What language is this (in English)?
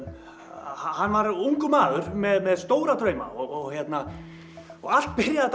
Icelandic